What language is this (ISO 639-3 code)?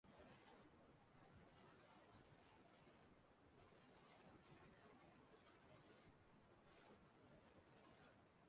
ibo